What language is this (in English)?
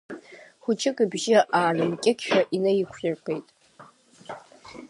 Abkhazian